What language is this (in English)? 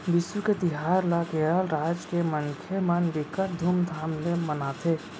Chhattisgarhi